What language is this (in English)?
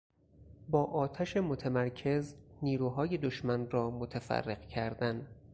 Persian